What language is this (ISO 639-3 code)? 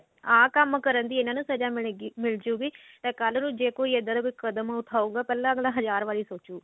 pan